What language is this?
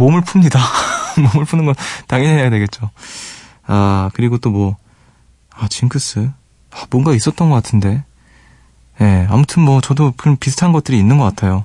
Korean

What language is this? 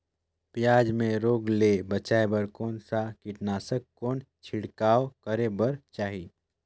Chhattisgarhi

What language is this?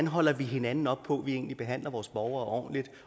Danish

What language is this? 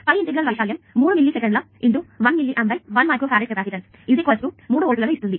Telugu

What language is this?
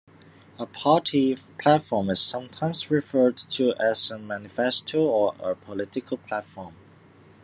English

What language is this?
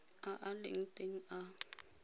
Tswana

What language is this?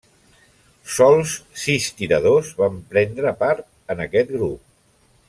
Catalan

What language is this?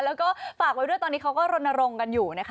Thai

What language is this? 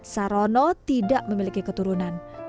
Indonesian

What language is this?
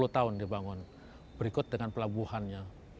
Indonesian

